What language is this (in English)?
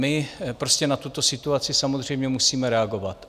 Czech